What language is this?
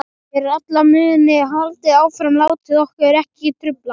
Icelandic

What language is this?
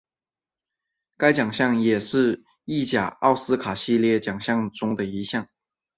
Chinese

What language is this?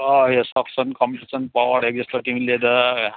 Nepali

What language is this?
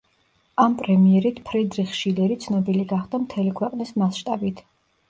Georgian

